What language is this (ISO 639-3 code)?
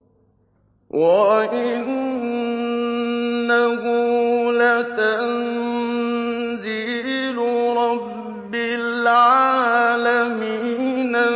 ara